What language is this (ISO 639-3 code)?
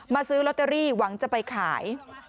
tha